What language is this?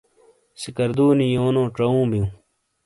Shina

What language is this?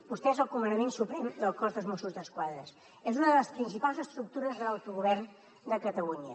Catalan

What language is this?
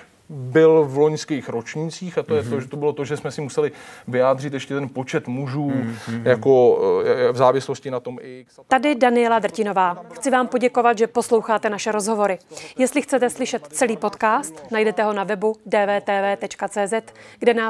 Czech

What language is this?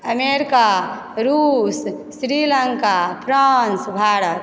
Maithili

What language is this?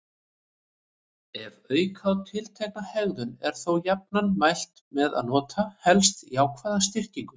Icelandic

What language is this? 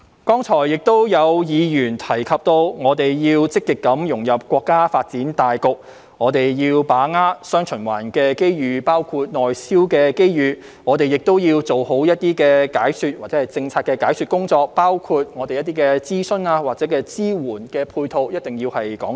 Cantonese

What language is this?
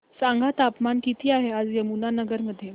Marathi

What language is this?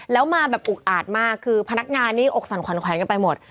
Thai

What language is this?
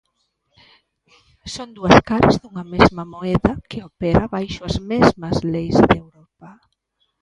Galician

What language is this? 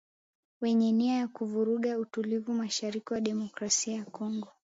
Swahili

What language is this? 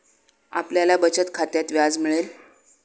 Marathi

